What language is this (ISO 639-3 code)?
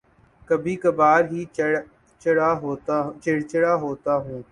urd